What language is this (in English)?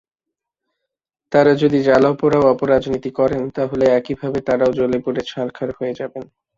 Bangla